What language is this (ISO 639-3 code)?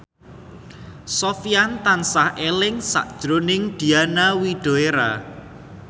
jav